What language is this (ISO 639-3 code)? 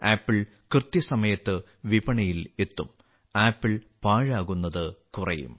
mal